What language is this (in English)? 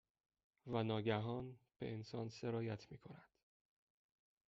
Persian